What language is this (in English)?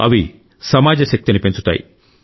Telugu